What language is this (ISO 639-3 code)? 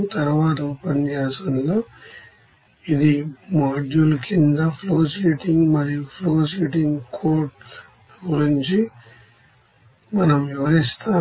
tel